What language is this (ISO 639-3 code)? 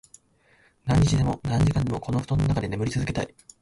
jpn